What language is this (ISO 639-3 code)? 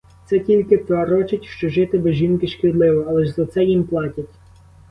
ukr